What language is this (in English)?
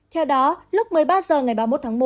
Vietnamese